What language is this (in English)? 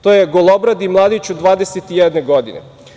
Serbian